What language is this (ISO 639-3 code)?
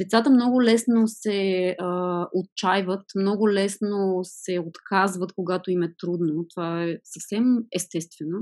bul